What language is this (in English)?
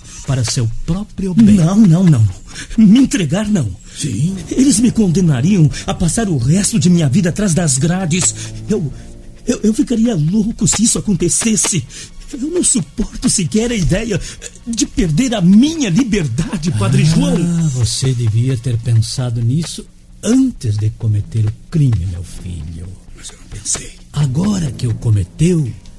Portuguese